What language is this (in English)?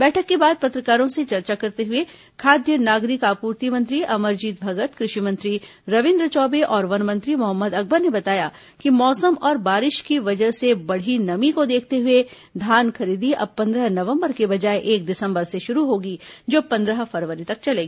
Hindi